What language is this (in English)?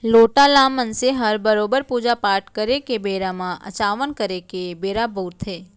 Chhattisgarhi